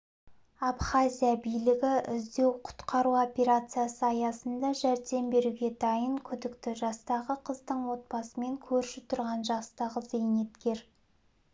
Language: Kazakh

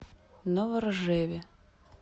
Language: Russian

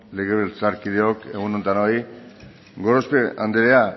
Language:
Basque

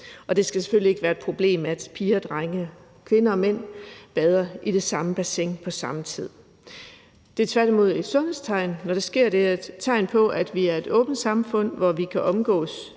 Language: Danish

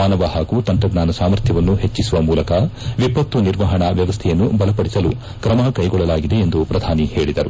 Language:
Kannada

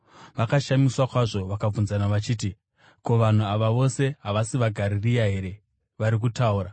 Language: Shona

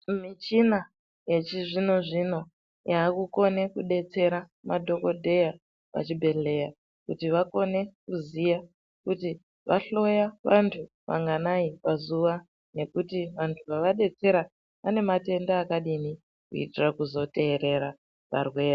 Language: Ndau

